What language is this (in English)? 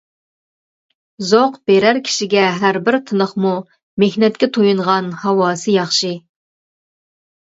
Uyghur